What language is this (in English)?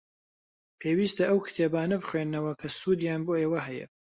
Central Kurdish